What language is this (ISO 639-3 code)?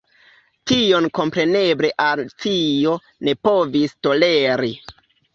epo